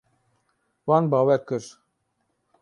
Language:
Kurdish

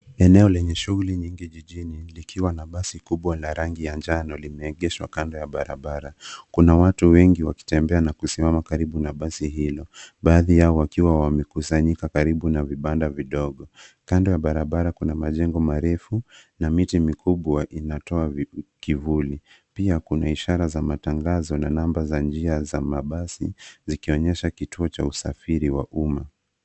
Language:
Swahili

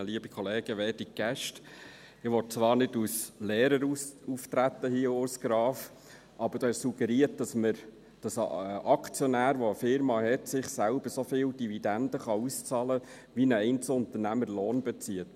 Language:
Swiss German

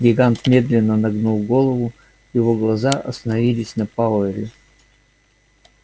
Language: Russian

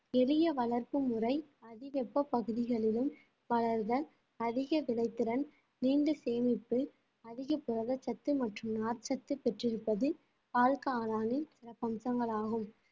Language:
Tamil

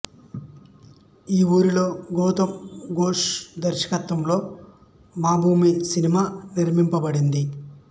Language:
Telugu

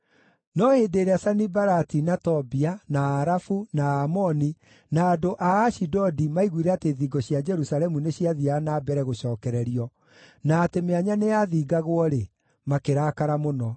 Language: Kikuyu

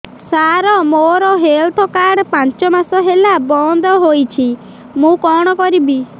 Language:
Odia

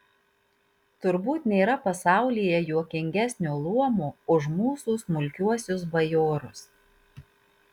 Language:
Lithuanian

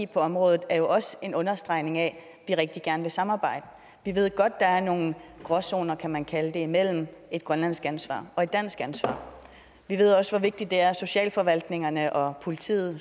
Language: Danish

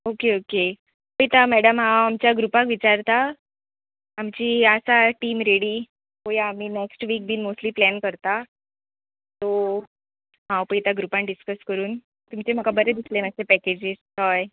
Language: Konkani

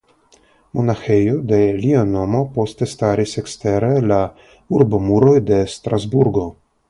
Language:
Esperanto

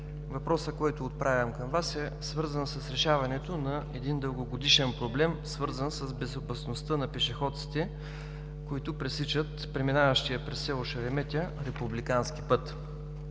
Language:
Bulgarian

